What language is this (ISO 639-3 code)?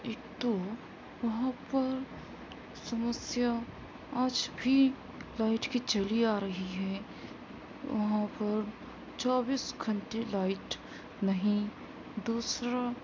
urd